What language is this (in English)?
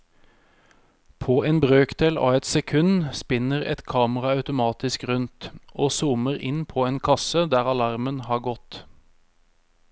Norwegian